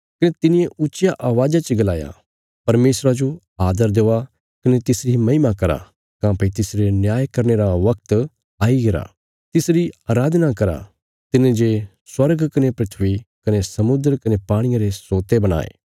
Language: Bilaspuri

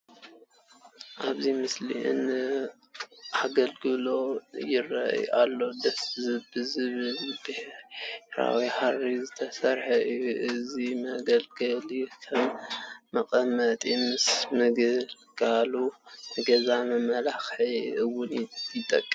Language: Tigrinya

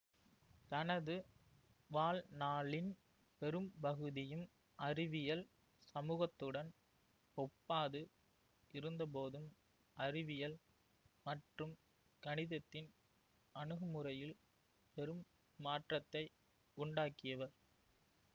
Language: Tamil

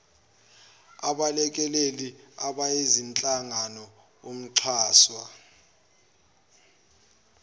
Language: Zulu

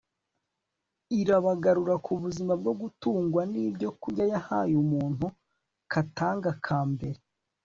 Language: Kinyarwanda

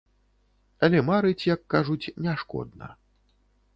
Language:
Belarusian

